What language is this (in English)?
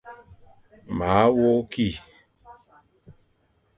Fang